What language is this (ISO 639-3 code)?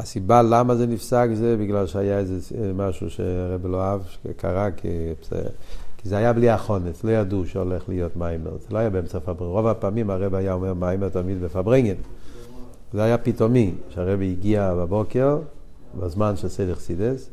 heb